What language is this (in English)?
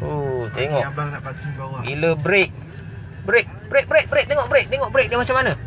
Malay